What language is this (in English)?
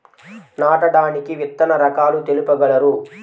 Telugu